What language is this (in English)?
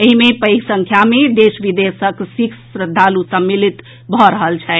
Maithili